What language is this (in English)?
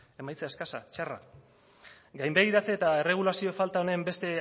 Basque